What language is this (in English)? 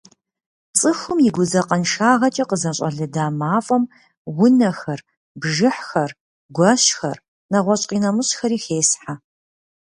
Kabardian